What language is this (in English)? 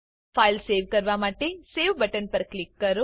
Gujarati